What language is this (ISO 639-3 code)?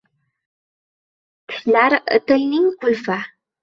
uzb